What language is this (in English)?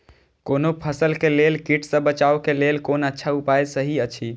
Maithili